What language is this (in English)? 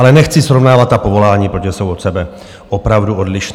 Czech